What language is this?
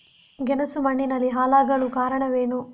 Kannada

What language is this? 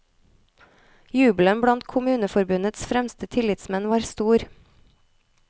Norwegian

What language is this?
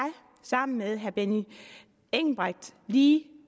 Danish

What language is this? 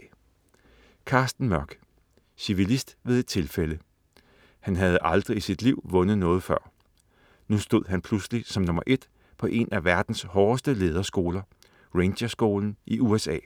Danish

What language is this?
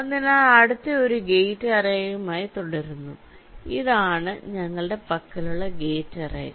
Malayalam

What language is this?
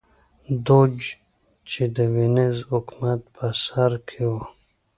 Pashto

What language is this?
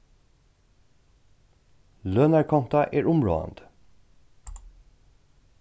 Faroese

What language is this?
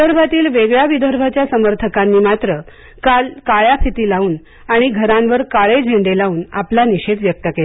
Marathi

